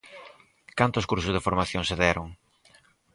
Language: Galician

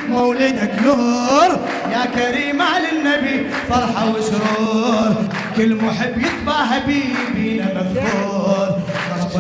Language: Arabic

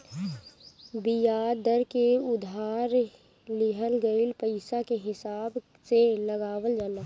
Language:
Bhojpuri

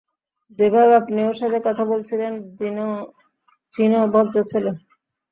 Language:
Bangla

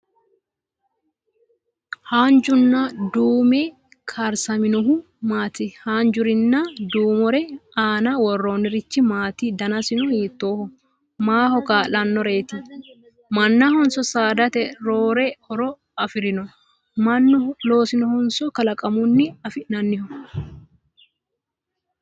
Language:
Sidamo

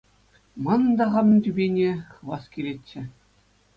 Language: Chuvash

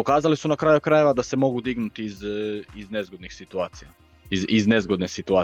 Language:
Croatian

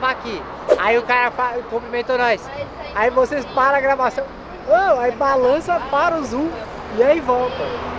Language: Portuguese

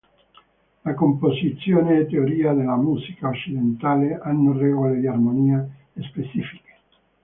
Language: Italian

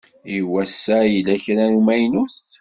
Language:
Kabyle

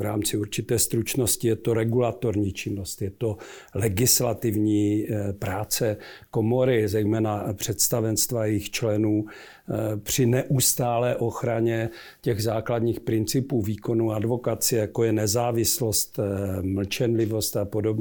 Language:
Czech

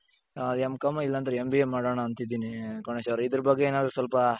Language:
Kannada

